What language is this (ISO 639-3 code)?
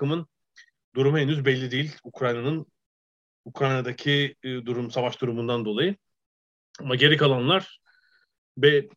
tur